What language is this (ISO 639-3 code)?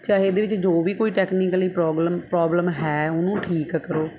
pan